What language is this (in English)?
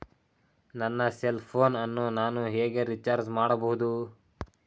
Kannada